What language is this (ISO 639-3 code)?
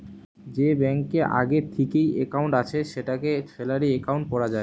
ben